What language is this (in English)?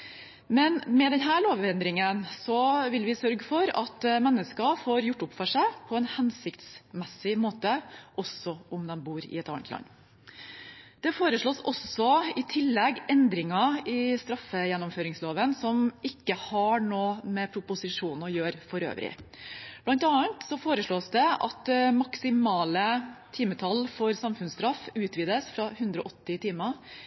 Norwegian Bokmål